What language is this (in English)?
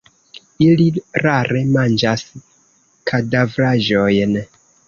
Esperanto